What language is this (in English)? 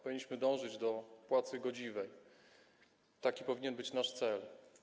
Polish